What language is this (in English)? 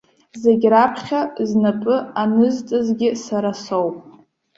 Abkhazian